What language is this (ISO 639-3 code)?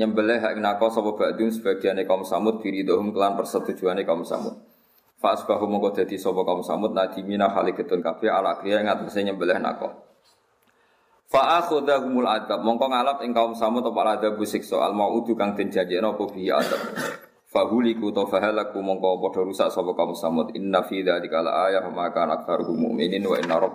ind